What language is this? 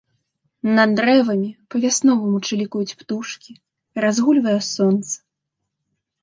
Belarusian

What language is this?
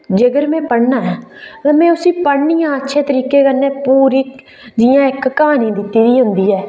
Dogri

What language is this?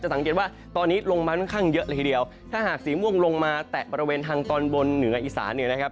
Thai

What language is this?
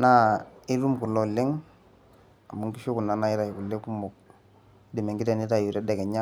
Masai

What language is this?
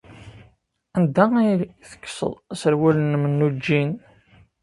Kabyle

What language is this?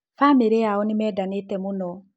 Kikuyu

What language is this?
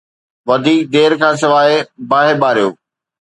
Sindhi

